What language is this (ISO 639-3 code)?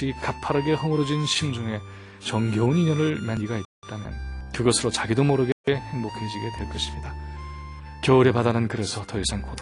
kor